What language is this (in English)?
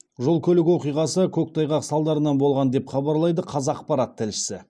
Kazakh